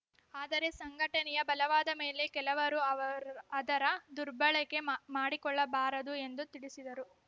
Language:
Kannada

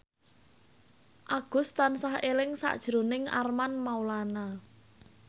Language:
Javanese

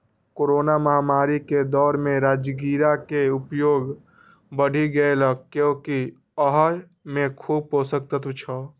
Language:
Maithili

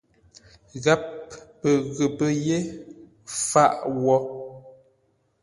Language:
Ngombale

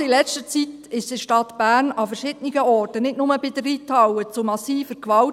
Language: Swiss German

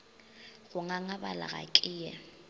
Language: Northern Sotho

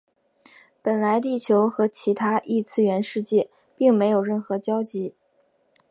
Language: Chinese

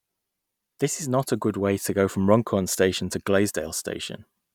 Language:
English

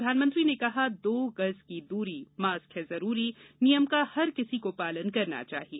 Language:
Hindi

